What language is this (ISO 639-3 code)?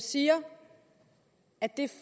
dan